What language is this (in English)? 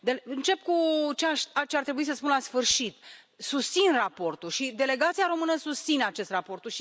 Romanian